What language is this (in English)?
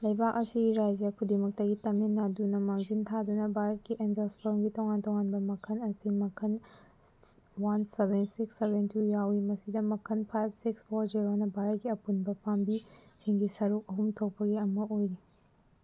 Manipuri